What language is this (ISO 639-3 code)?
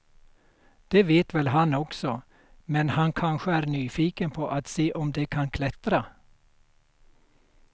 swe